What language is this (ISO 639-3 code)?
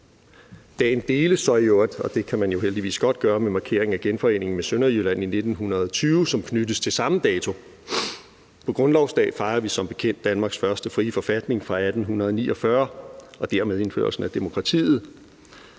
dan